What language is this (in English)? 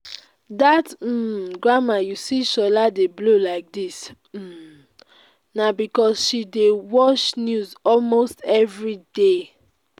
Nigerian Pidgin